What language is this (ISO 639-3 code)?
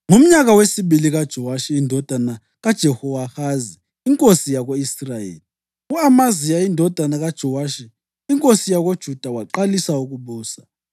nde